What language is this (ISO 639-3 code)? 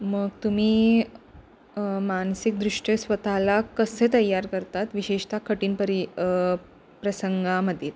mar